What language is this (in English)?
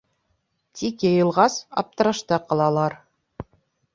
Bashkir